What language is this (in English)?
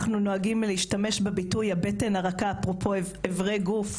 Hebrew